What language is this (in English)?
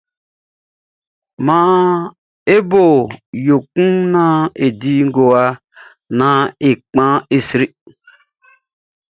Baoulé